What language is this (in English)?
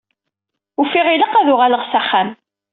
Kabyle